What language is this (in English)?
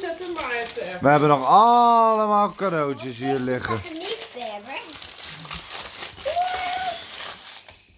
Dutch